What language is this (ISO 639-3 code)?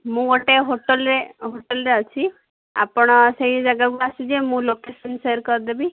ori